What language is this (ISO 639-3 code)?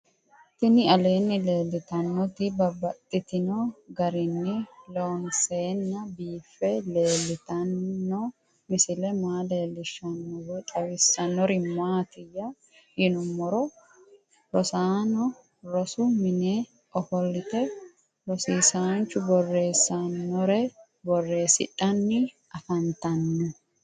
sid